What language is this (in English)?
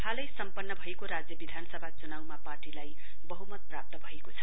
Nepali